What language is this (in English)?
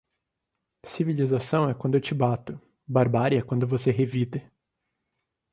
Portuguese